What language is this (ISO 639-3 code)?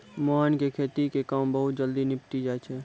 mai